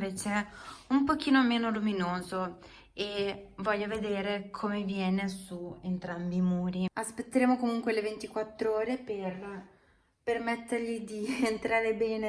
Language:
Italian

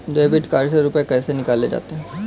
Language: Hindi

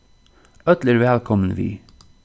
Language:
Faroese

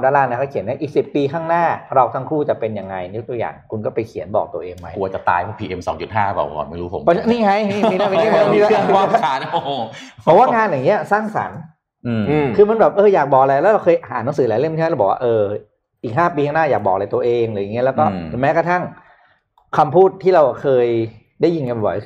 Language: Thai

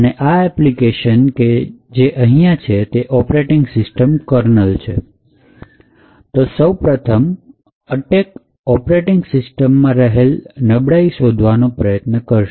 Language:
Gujarati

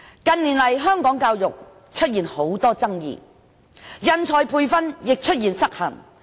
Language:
Cantonese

